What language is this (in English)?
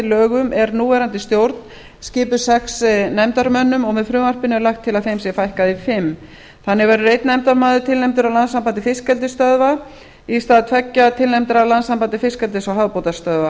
Icelandic